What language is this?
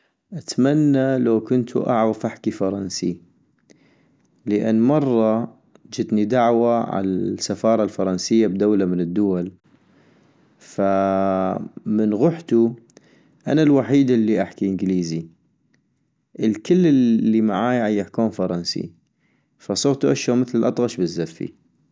North Mesopotamian Arabic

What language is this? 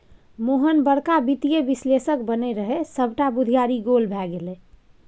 Maithili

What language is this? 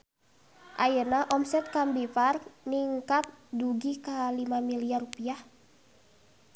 Sundanese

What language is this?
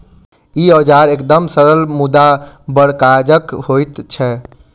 Maithili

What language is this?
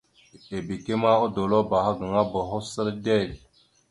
Mada (Cameroon)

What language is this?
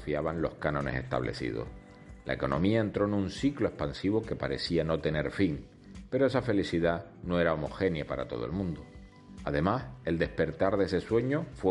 Spanish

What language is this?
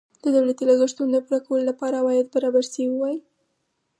Pashto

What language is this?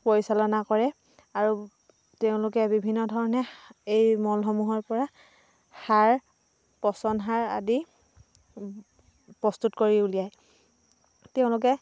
Assamese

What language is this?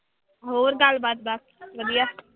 Punjabi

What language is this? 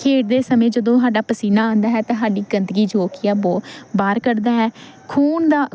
Punjabi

